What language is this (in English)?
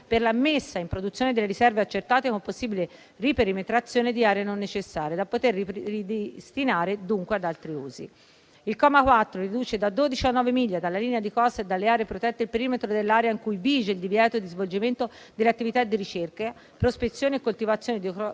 Italian